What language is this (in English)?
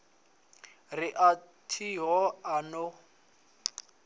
Venda